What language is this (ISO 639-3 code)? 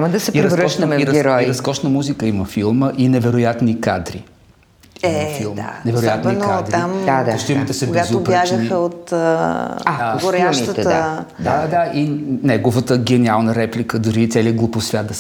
bul